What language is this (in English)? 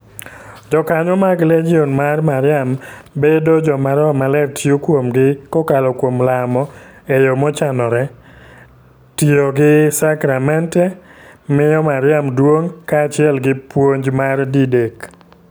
Luo (Kenya and Tanzania)